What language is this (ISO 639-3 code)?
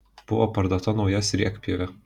lit